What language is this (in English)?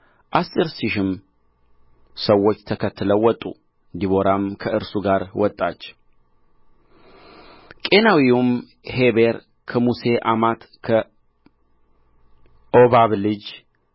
Amharic